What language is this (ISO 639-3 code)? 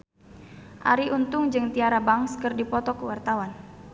sun